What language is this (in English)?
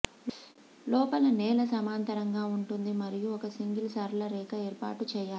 Telugu